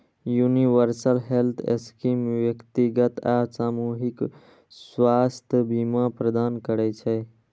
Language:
Maithili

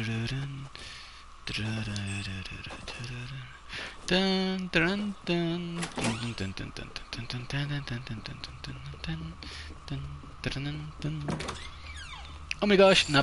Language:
Spanish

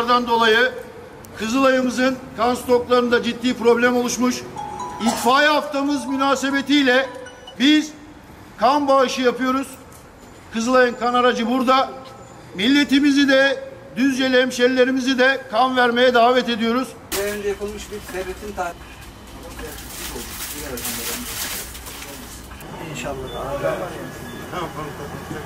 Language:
Turkish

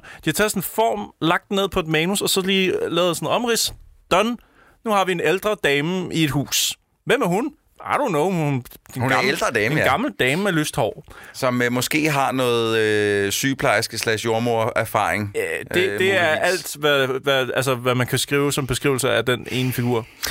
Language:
Danish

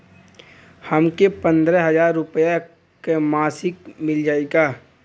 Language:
Bhojpuri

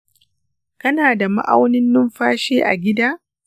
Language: Hausa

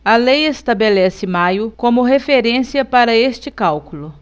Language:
Portuguese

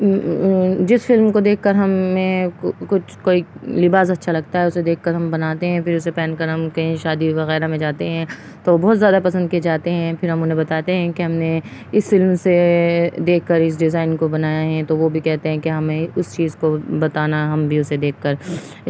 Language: Urdu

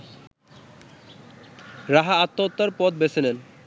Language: Bangla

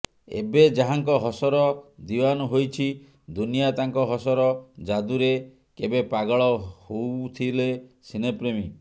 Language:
Odia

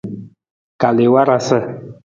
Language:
Nawdm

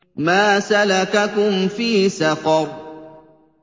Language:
Arabic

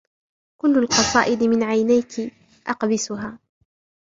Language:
Arabic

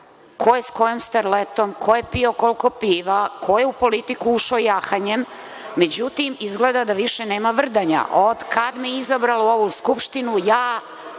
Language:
Serbian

